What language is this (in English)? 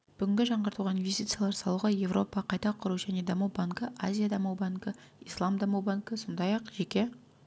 Kazakh